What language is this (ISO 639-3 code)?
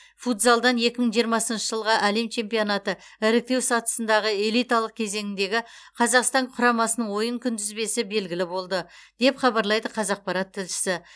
kaz